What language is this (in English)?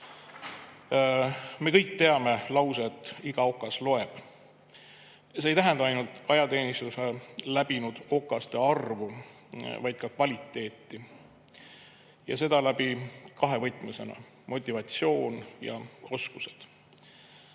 Estonian